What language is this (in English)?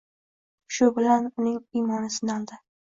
Uzbek